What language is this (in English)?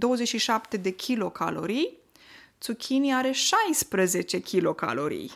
Romanian